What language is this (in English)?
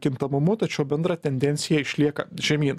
Lithuanian